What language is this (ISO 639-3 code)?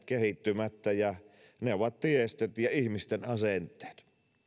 fin